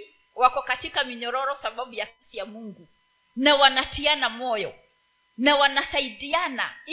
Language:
Swahili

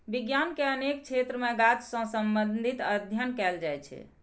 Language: Maithili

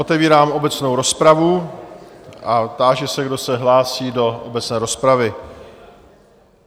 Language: Czech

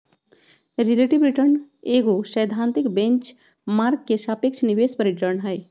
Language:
Magahi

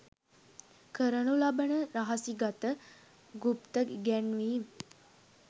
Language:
Sinhala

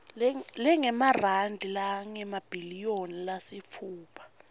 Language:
Swati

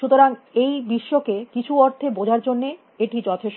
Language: Bangla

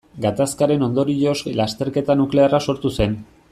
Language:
Basque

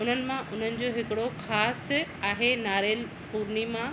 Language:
Sindhi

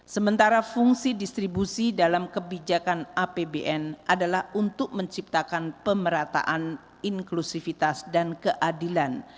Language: Indonesian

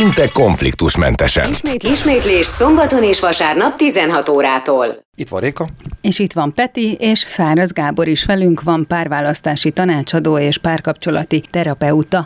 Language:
Hungarian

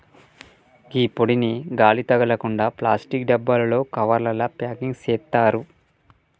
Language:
Telugu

